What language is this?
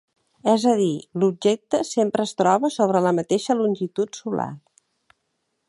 Catalan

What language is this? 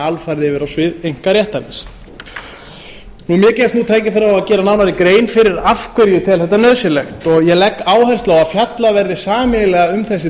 Icelandic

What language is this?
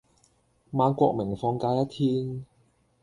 Cantonese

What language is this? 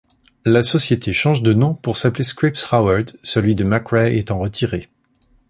French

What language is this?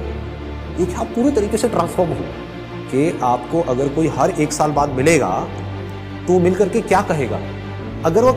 Hindi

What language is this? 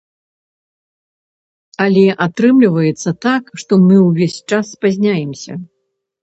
Belarusian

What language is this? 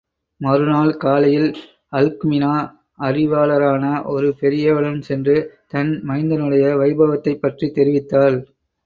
Tamil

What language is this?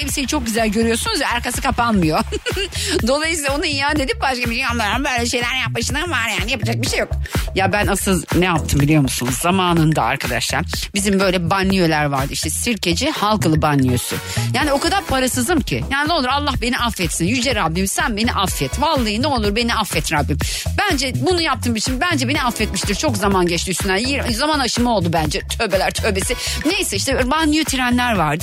Turkish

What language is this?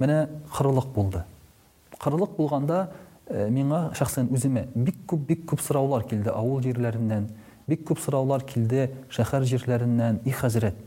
Russian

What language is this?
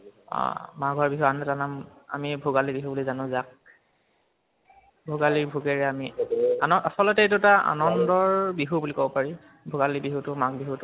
Assamese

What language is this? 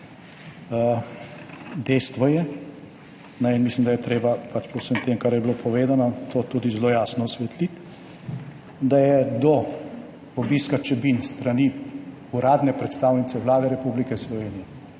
Slovenian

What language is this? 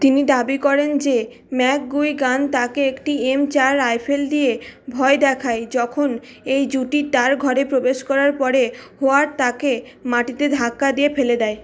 Bangla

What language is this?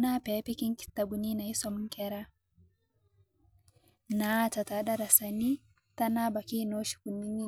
Masai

